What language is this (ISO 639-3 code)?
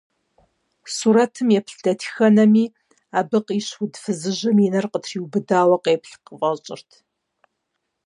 kbd